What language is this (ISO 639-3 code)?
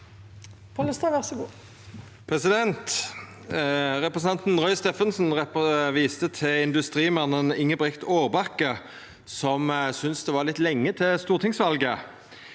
nor